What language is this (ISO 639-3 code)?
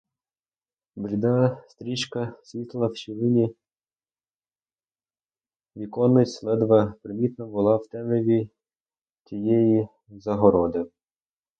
ukr